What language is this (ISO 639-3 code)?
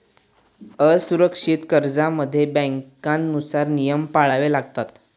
mar